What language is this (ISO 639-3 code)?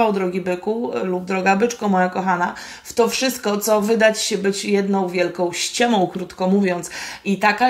pol